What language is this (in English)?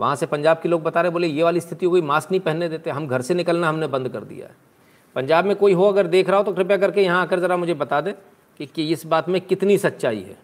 Hindi